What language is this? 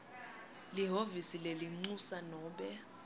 Swati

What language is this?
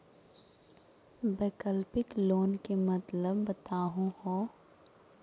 Magahi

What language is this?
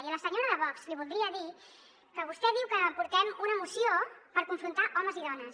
Catalan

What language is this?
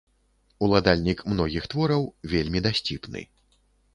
Belarusian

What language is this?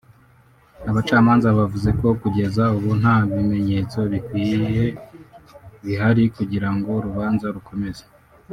Kinyarwanda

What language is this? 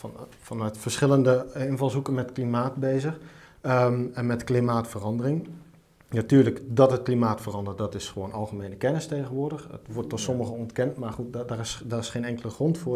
Dutch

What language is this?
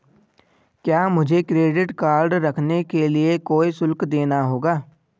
Hindi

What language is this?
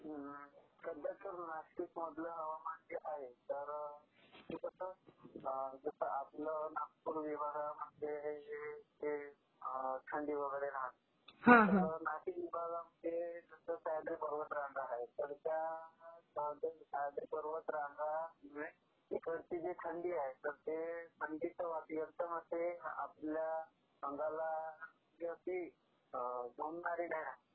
Marathi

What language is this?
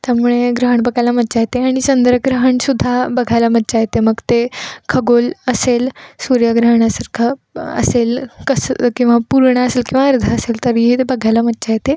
Marathi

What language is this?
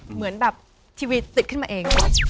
Thai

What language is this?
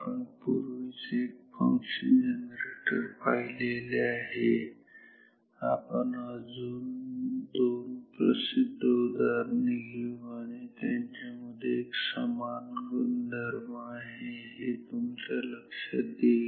Marathi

